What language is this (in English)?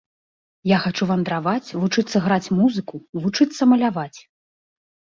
Belarusian